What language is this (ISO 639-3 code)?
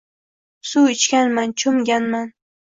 uzb